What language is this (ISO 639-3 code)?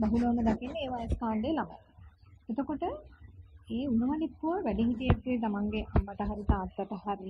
tha